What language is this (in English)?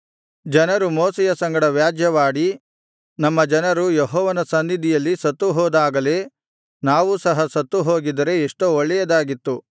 Kannada